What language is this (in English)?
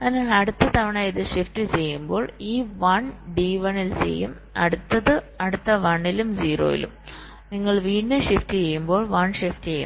Malayalam